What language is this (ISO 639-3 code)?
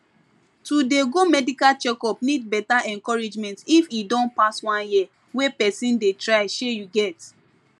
pcm